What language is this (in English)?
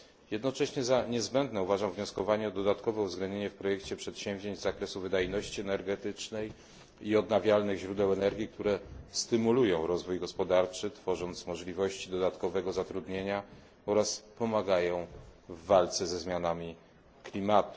Polish